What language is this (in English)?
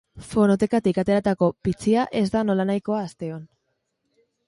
Basque